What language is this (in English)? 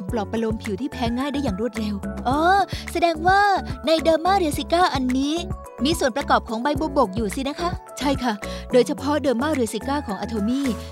Thai